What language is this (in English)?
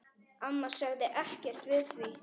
Icelandic